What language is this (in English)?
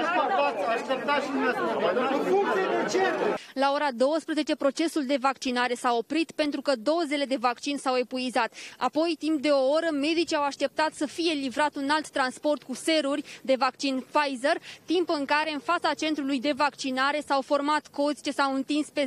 Romanian